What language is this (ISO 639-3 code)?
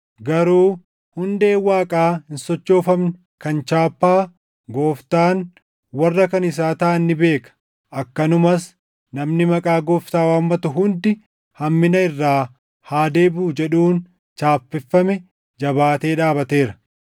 orm